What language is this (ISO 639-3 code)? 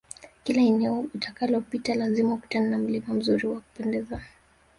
swa